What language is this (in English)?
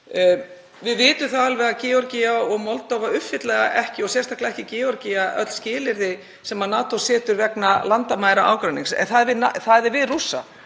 Icelandic